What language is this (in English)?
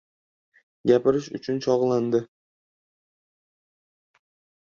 Uzbek